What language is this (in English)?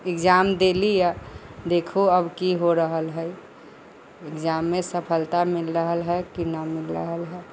Maithili